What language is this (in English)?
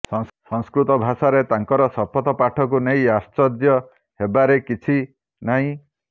Odia